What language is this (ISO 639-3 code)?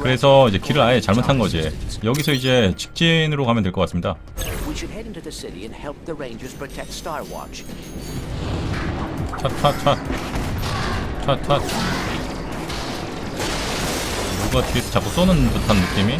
kor